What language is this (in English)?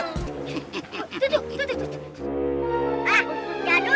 Indonesian